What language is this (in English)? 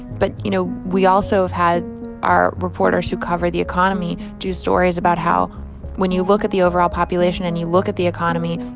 English